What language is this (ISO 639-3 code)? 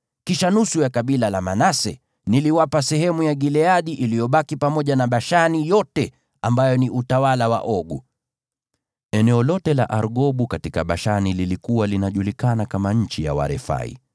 swa